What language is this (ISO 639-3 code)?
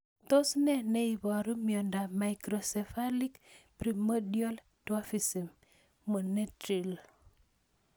kln